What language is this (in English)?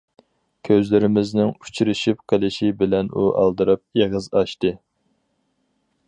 Uyghur